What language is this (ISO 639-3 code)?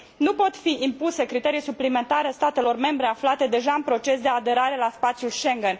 ron